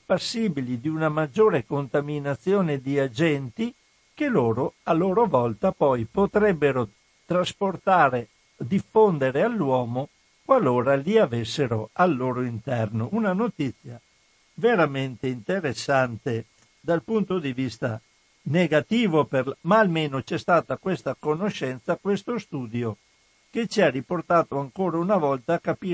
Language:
Italian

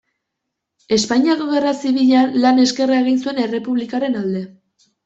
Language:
Basque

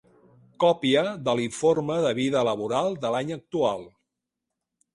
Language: Catalan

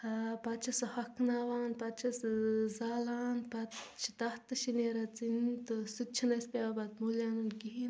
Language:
Kashmiri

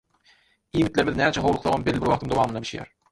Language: Turkmen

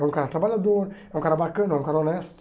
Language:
Portuguese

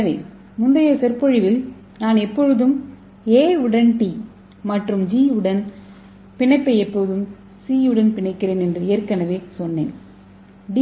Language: Tamil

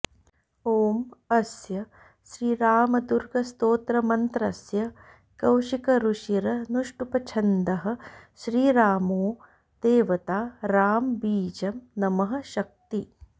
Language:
Sanskrit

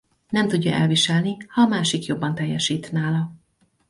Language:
Hungarian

